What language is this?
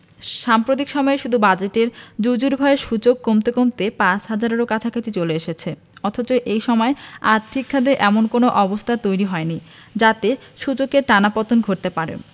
Bangla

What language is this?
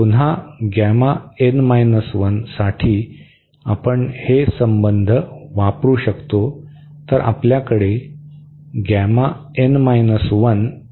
Marathi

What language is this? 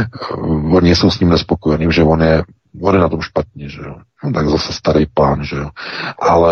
Czech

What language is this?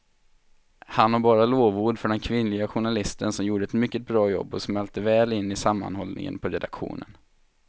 Swedish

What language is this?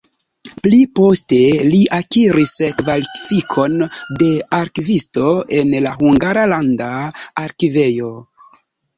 Esperanto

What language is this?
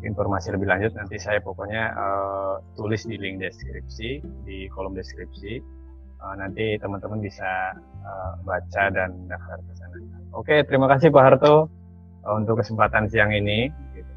Indonesian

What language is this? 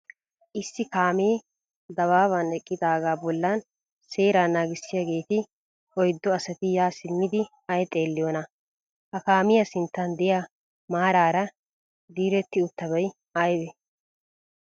Wolaytta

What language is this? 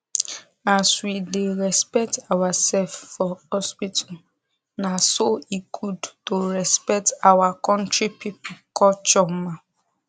Nigerian Pidgin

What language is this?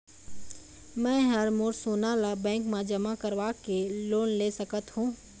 Chhattisgarhi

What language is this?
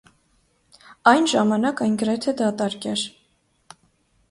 Armenian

